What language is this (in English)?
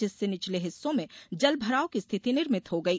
Hindi